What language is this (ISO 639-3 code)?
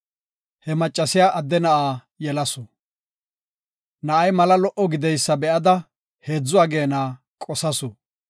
gof